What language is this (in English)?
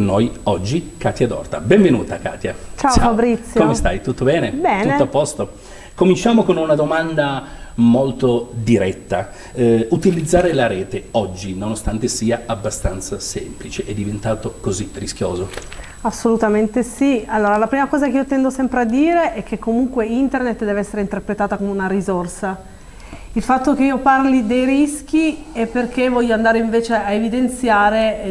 Italian